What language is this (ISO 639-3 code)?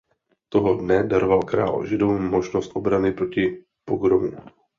ces